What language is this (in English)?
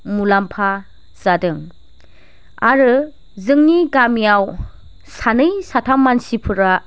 Bodo